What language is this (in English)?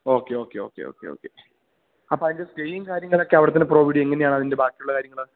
Malayalam